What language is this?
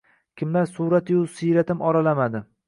Uzbek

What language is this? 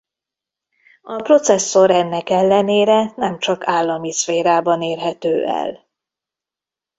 Hungarian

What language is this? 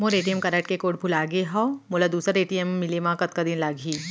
Chhattisgarhi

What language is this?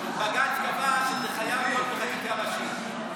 Hebrew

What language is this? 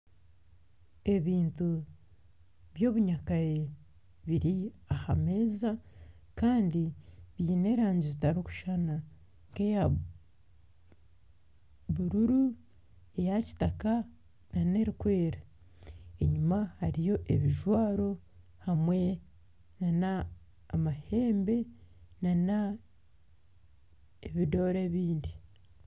Nyankole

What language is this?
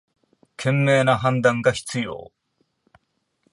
Japanese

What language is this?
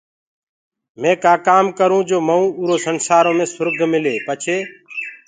Gurgula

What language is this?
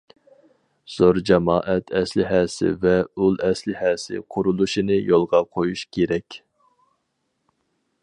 Uyghur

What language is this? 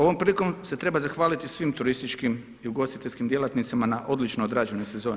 Croatian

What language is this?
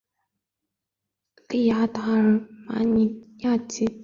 Chinese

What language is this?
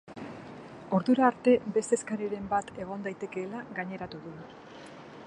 Basque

